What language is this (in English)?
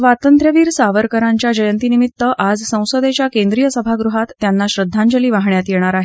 Marathi